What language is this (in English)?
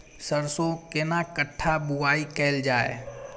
Maithili